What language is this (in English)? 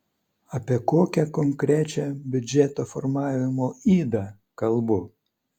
Lithuanian